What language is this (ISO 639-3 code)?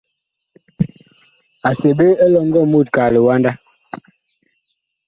bkh